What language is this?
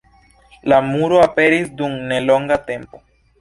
Esperanto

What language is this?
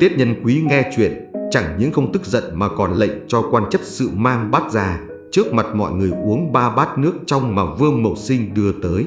Vietnamese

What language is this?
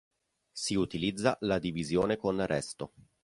Italian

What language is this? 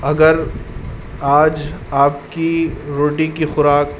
Urdu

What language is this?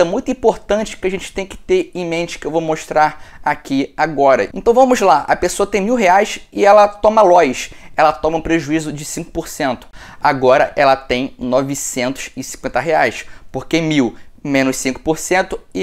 Portuguese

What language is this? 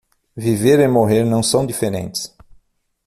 Portuguese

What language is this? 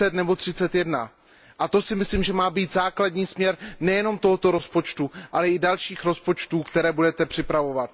Czech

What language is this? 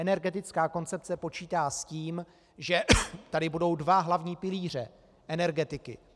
Czech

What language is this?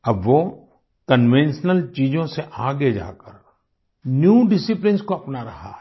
Hindi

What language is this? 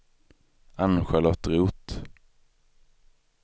Swedish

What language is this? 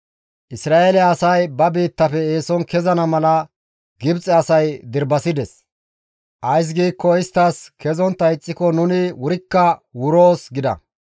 Gamo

